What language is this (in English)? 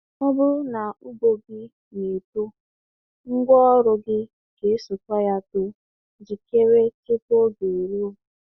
Igbo